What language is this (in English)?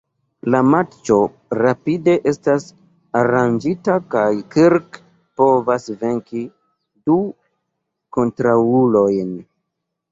Esperanto